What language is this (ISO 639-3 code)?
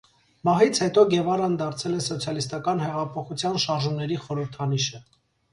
hye